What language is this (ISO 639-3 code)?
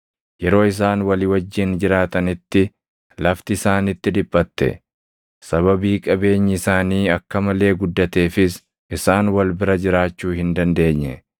orm